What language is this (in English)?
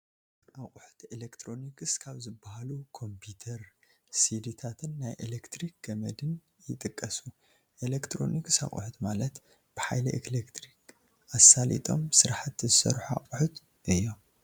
Tigrinya